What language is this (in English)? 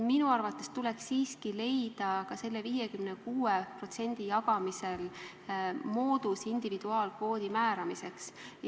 Estonian